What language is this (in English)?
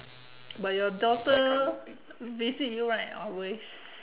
English